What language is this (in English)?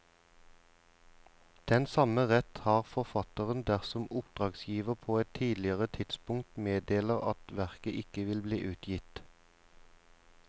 Norwegian